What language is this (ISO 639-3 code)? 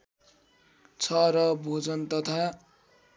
nep